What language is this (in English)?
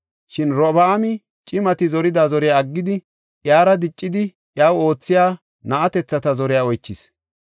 Gofa